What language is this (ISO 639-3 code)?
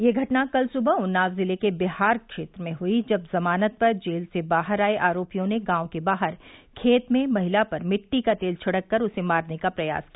hin